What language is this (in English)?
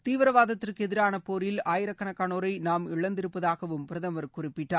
Tamil